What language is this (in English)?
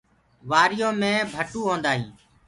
Gurgula